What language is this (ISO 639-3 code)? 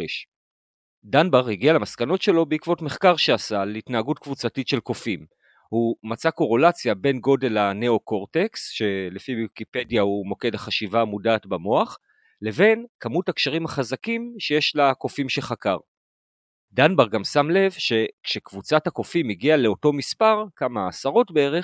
heb